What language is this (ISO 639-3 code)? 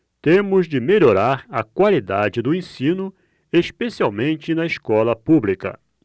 por